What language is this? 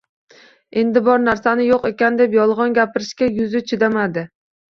Uzbek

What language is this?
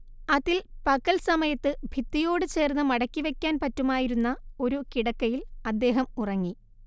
Malayalam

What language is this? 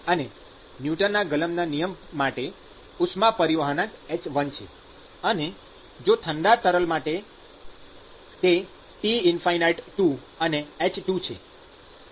Gujarati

